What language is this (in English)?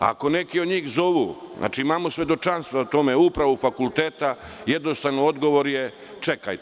Serbian